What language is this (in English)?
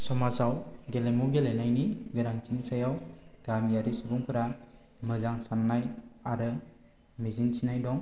Bodo